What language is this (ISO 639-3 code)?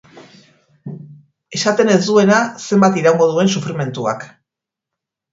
eus